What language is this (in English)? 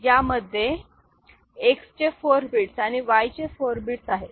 Marathi